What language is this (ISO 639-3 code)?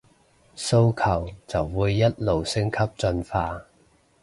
yue